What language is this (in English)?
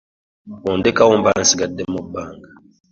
Ganda